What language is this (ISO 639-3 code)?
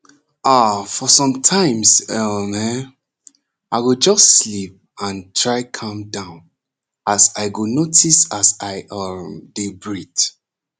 pcm